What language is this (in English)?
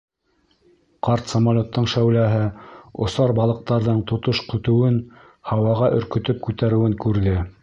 Bashkir